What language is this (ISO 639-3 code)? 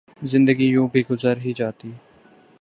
urd